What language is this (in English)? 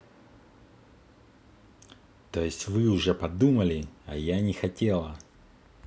Russian